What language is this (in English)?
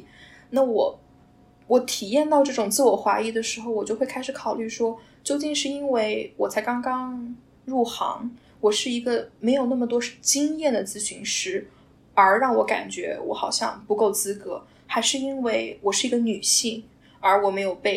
Chinese